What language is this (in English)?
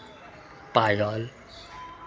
Maithili